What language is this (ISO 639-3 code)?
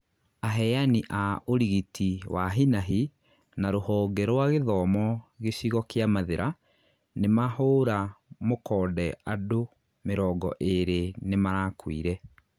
kik